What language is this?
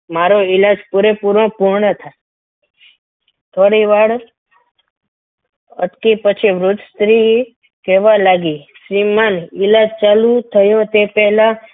Gujarati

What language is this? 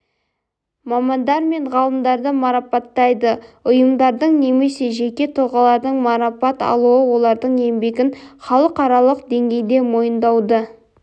Kazakh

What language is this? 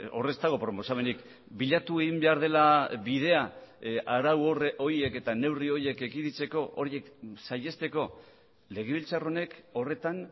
Basque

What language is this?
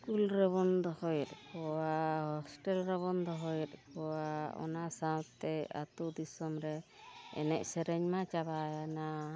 Santali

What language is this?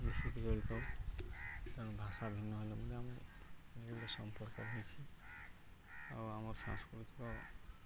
Odia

